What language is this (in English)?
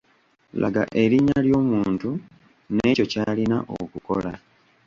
Ganda